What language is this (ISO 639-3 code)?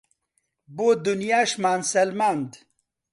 ckb